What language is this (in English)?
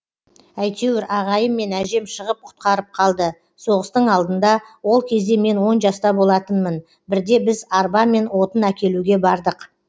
Kazakh